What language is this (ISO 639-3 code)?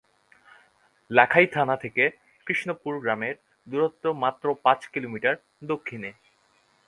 ben